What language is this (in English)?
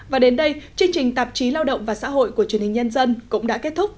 Vietnamese